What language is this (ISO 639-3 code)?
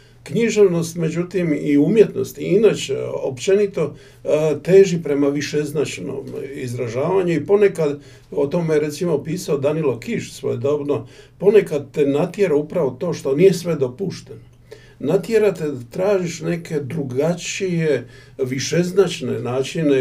hrv